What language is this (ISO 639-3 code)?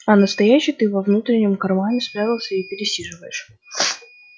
rus